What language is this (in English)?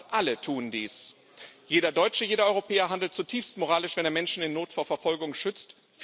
German